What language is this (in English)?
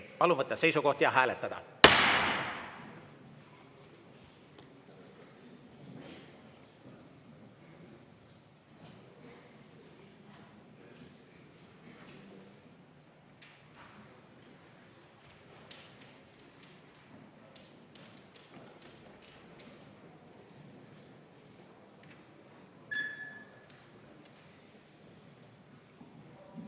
Estonian